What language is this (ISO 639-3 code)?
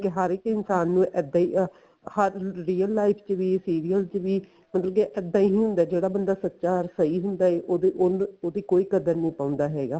pan